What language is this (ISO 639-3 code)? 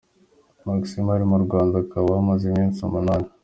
kin